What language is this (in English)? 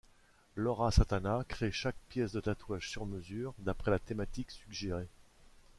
French